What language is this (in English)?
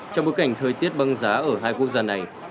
Vietnamese